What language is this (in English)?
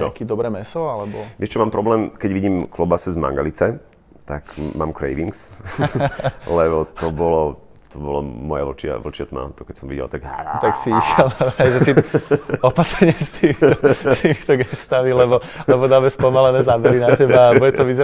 Slovak